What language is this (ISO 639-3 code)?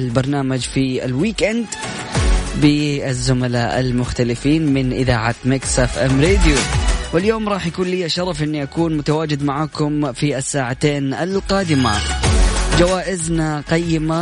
ara